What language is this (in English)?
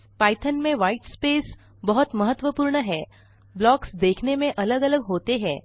Hindi